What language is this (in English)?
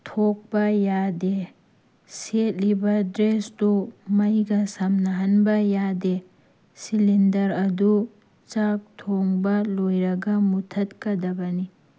Manipuri